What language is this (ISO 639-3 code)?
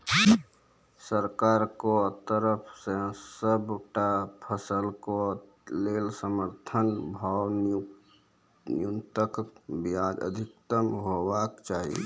mai